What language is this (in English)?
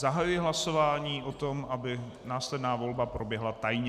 Czech